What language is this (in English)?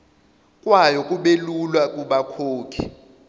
Zulu